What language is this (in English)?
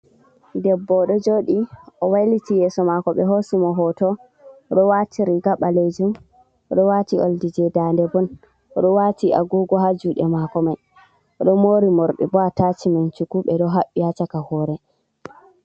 Fula